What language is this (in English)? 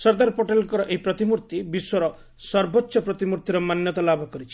Odia